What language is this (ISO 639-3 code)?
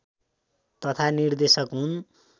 nep